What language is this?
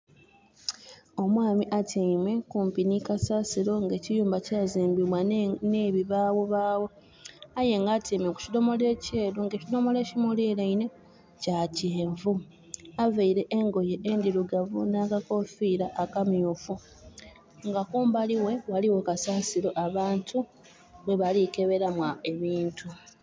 Soga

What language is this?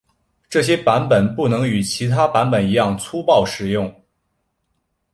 Chinese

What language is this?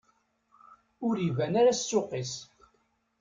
Kabyle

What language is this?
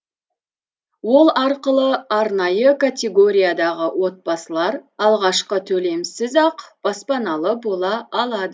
Kazakh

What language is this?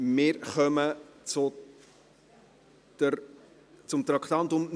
Swiss German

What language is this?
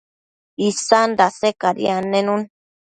Matsés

